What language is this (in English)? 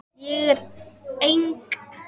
Icelandic